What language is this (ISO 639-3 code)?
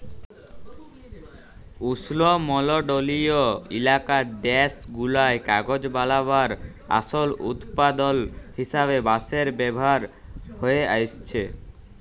ben